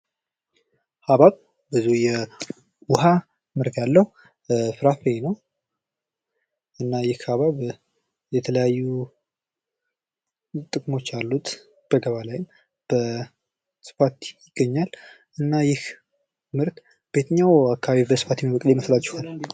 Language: Amharic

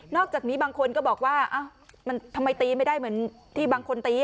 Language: Thai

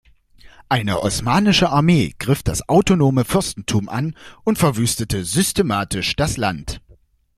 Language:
German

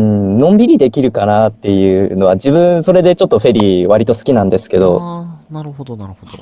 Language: Japanese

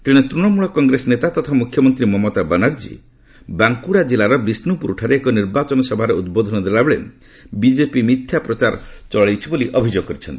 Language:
Odia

